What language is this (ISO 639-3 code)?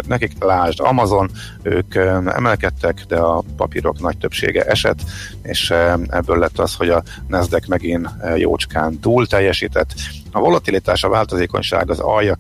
hun